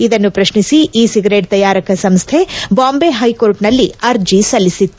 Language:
Kannada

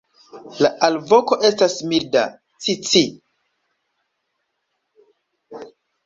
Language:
Esperanto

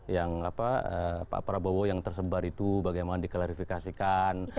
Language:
Indonesian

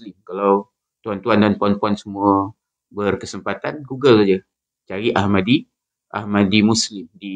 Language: Malay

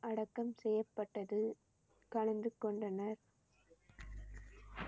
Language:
Tamil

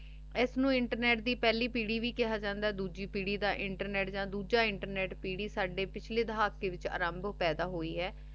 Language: Punjabi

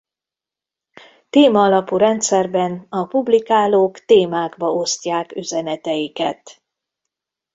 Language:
Hungarian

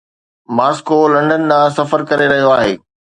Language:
Sindhi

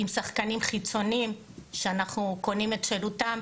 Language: Hebrew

